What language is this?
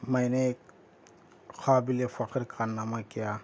Urdu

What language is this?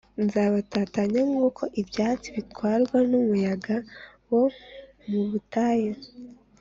Kinyarwanda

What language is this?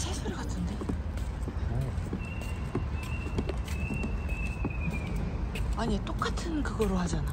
Korean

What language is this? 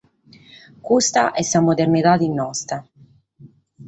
Sardinian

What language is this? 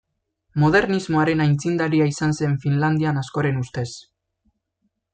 Basque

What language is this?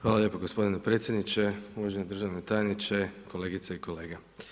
Croatian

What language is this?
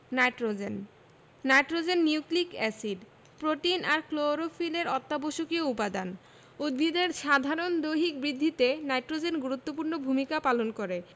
Bangla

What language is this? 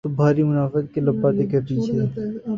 Urdu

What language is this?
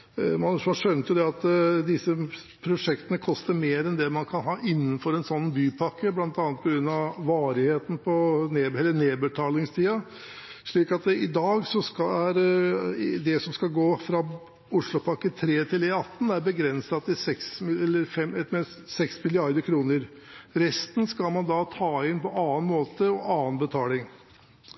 Norwegian Bokmål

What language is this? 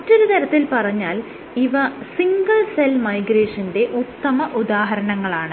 Malayalam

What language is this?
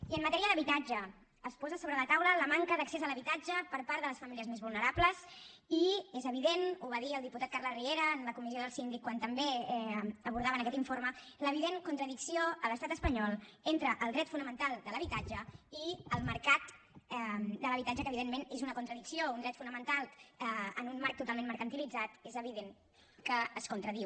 Catalan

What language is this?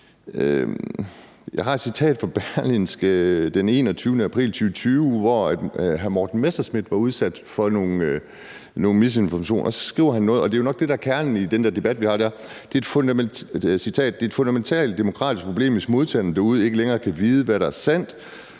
Danish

